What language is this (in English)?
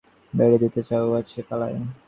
Bangla